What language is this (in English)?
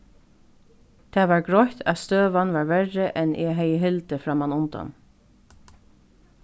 Faroese